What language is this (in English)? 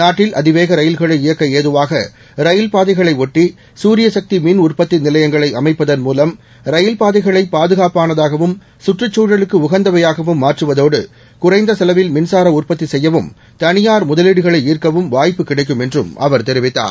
Tamil